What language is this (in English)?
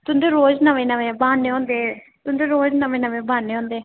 Dogri